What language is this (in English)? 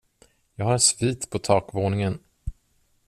Swedish